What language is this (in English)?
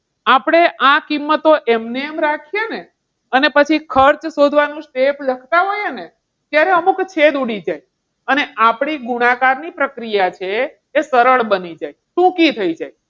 Gujarati